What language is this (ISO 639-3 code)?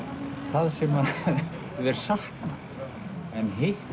isl